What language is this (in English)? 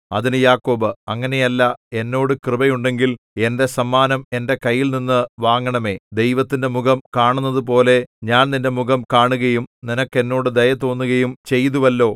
Malayalam